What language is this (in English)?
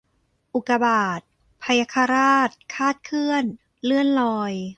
Thai